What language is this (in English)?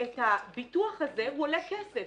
Hebrew